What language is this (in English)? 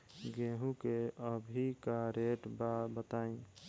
Bhojpuri